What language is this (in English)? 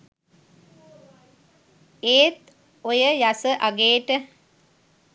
Sinhala